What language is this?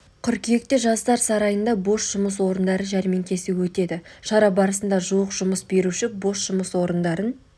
Kazakh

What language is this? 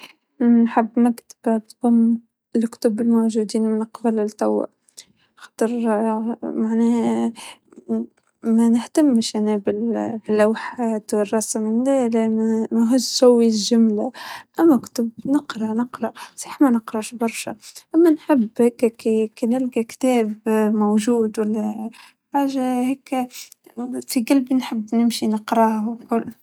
Tunisian Arabic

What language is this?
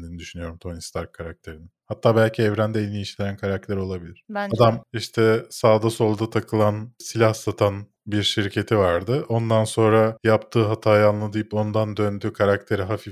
Turkish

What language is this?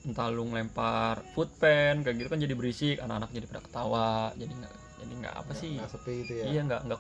Indonesian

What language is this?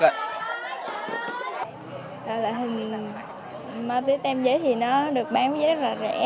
Vietnamese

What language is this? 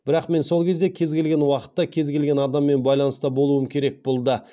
Kazakh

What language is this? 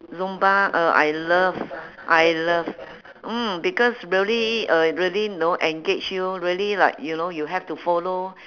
English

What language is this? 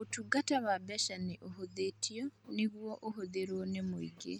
Kikuyu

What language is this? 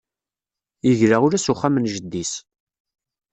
Kabyle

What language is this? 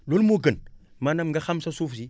Wolof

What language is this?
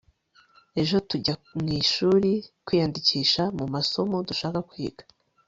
Kinyarwanda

